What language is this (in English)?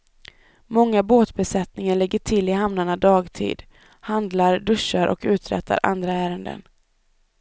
Swedish